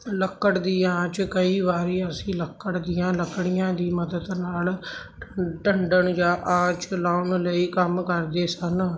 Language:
Punjabi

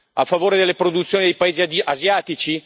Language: Italian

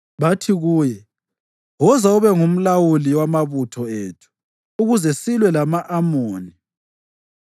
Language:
North Ndebele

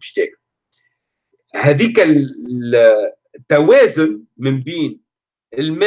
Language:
Arabic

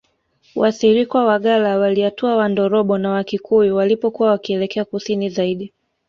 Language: Swahili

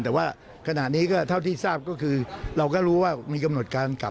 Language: Thai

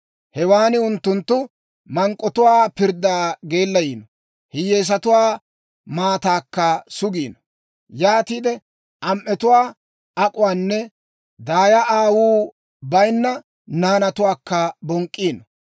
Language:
Dawro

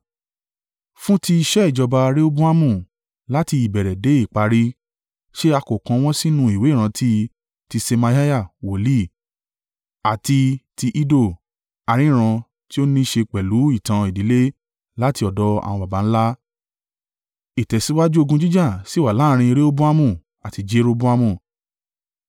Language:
Yoruba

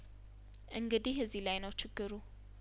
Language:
Amharic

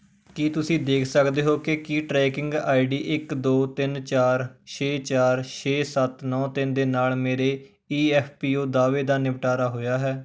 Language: Punjabi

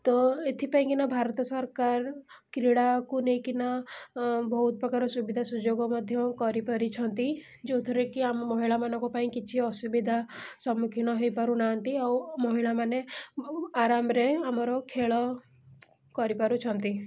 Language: Odia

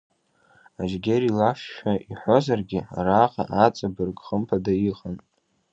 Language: Abkhazian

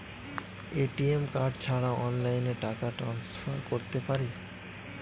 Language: Bangla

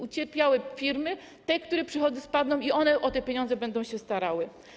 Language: Polish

